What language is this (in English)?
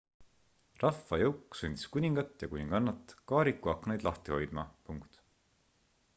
Estonian